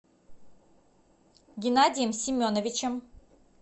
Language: Russian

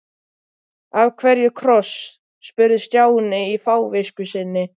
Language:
Icelandic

